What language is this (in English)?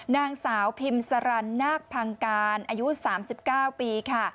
Thai